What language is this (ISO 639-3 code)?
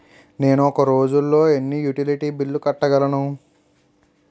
tel